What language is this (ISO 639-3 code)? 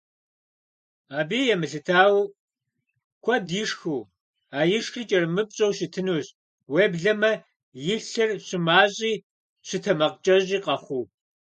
kbd